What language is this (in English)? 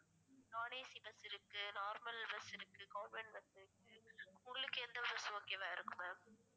Tamil